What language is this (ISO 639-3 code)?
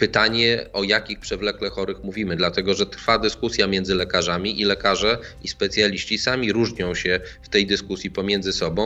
pol